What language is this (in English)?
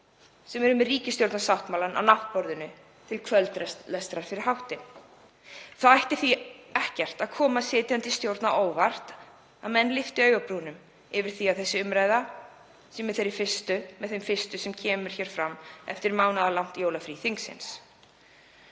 Icelandic